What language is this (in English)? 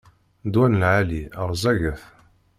Kabyle